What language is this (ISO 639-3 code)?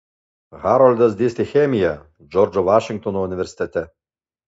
lit